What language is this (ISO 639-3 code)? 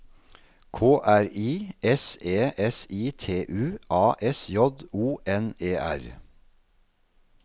nor